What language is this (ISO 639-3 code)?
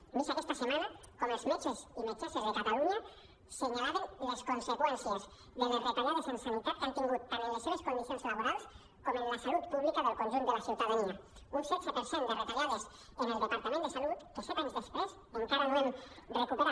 cat